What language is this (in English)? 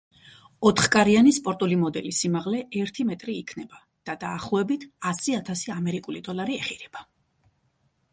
Georgian